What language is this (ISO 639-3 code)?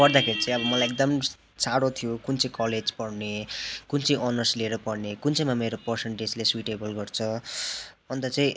nep